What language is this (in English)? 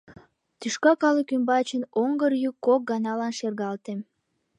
Mari